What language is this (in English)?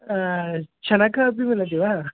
Sanskrit